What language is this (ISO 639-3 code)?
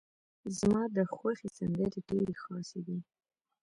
pus